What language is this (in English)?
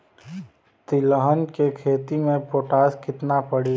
Bhojpuri